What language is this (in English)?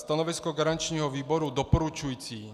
Czech